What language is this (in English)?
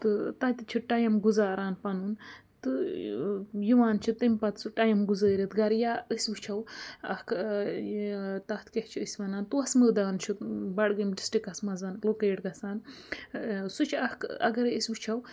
Kashmiri